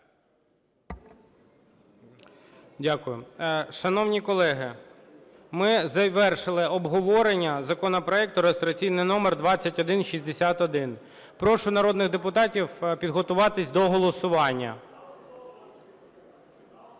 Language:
Ukrainian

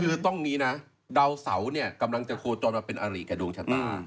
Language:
Thai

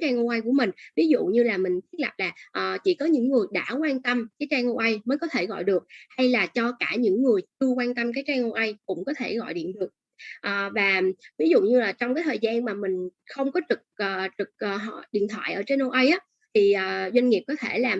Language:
Vietnamese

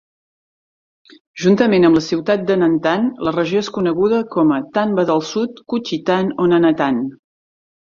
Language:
Catalan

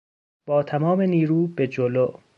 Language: Persian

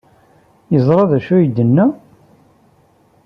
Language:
Kabyle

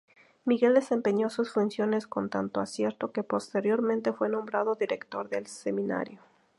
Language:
Spanish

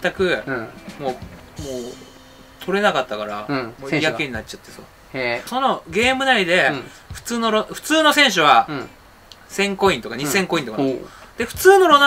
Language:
Japanese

